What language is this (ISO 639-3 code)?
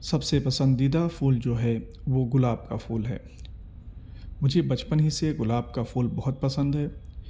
urd